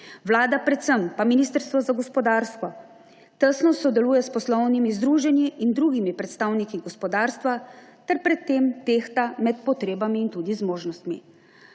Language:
Slovenian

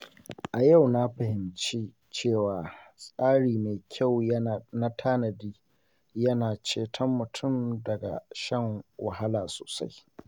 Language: Hausa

